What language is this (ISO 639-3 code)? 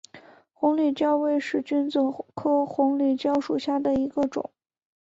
zho